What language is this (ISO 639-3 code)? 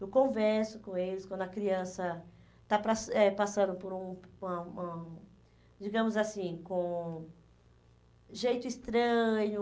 por